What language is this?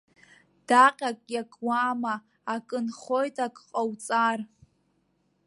Abkhazian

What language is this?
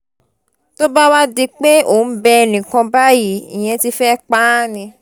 Yoruba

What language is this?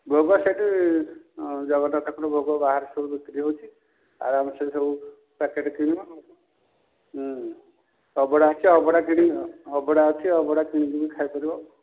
Odia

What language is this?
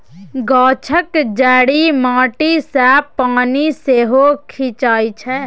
Maithili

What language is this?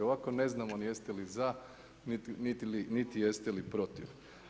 Croatian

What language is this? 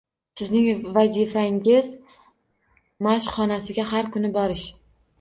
Uzbek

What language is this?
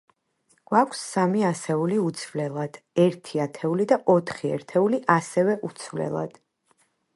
Georgian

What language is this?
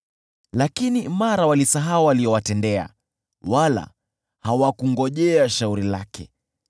Swahili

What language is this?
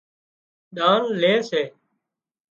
Wadiyara Koli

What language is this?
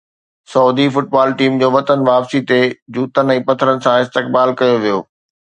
Sindhi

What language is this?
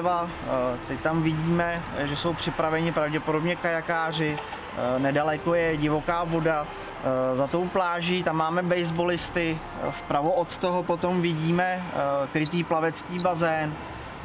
Czech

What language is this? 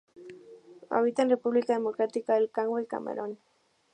Spanish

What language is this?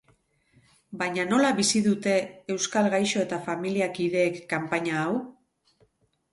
Basque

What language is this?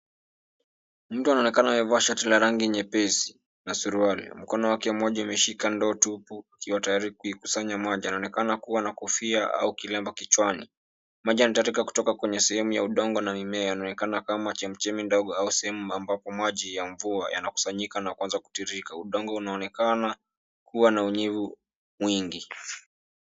Swahili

